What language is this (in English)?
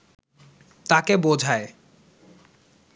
Bangla